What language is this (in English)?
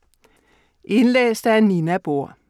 Danish